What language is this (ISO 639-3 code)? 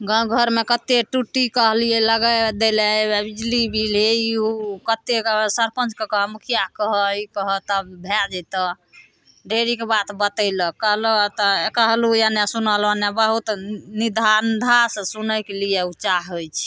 mai